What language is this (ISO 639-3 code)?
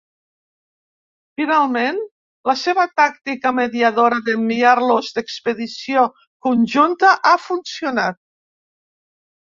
cat